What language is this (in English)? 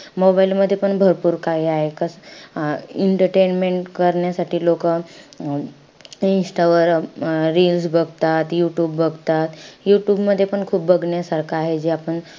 Marathi